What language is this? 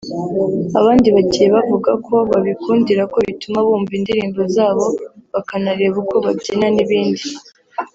Kinyarwanda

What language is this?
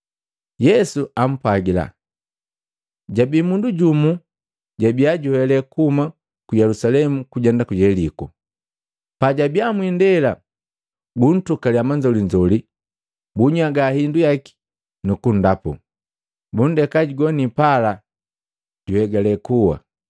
Matengo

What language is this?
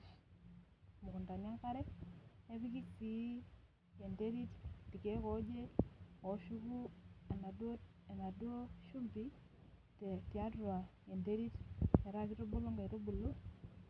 Masai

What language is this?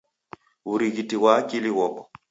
Taita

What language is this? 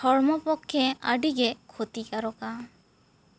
Santali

